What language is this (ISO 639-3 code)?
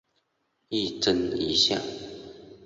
zho